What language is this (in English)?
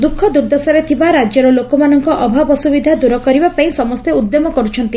Odia